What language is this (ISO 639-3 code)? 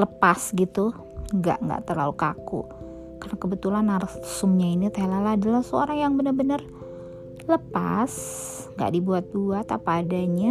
ind